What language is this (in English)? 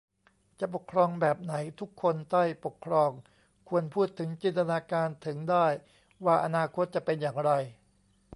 Thai